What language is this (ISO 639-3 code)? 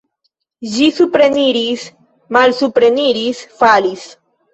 epo